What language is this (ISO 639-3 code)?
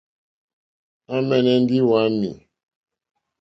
bri